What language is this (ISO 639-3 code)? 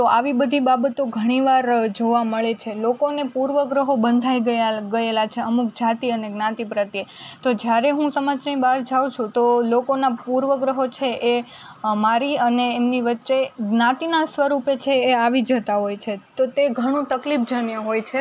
guj